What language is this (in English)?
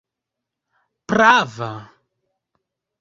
Esperanto